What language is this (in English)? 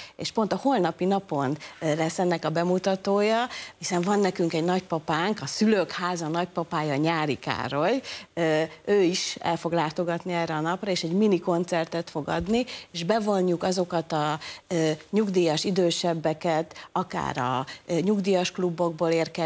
Hungarian